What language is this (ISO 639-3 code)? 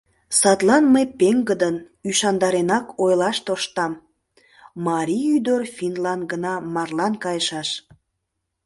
chm